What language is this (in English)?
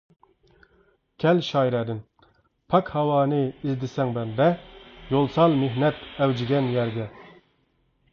Uyghur